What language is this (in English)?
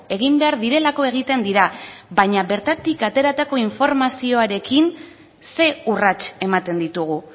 Basque